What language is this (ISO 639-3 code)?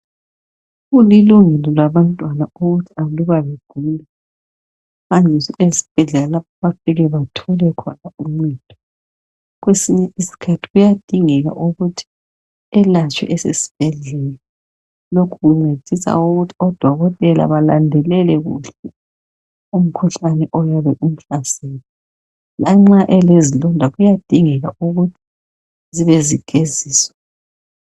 nde